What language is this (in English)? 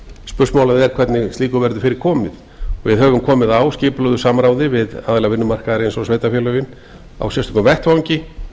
Icelandic